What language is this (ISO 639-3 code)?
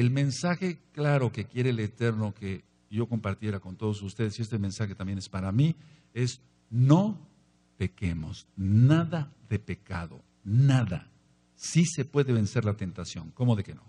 spa